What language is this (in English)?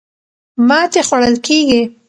Pashto